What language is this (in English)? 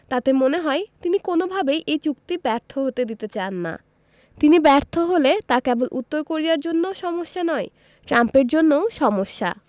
Bangla